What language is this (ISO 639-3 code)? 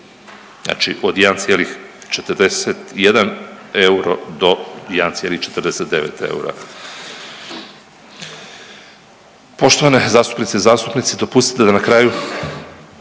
hrv